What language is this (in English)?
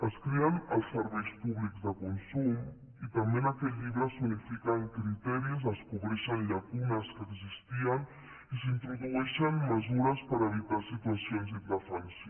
Catalan